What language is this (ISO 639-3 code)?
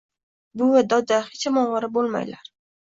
uzb